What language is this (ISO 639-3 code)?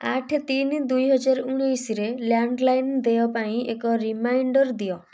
ori